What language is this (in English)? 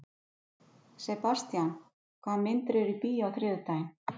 Icelandic